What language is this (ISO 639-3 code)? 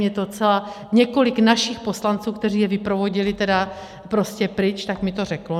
ces